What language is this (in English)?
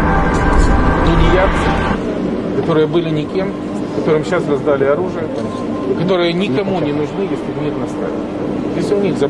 Russian